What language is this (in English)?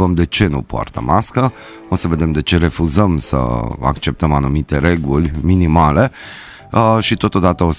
Romanian